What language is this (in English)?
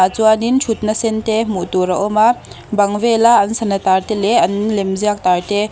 Mizo